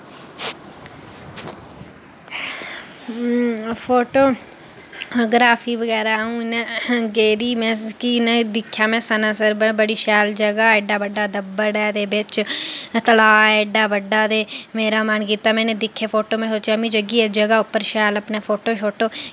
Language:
Dogri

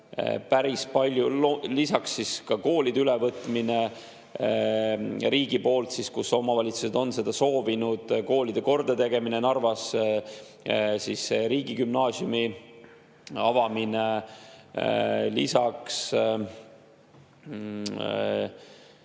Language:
Estonian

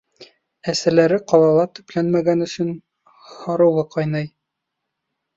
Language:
Bashkir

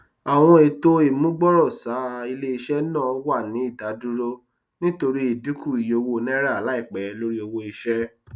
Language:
Yoruba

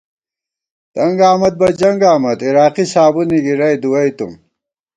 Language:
Gawar-Bati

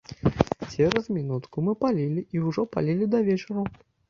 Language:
Belarusian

